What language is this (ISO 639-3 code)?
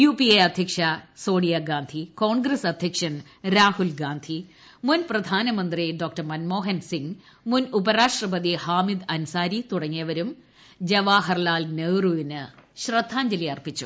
mal